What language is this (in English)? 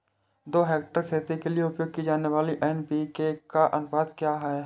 Hindi